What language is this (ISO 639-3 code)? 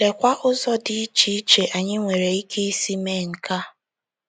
ibo